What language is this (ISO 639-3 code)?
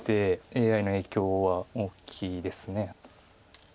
jpn